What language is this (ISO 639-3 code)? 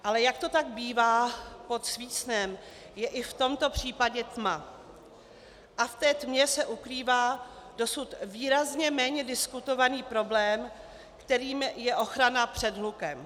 ces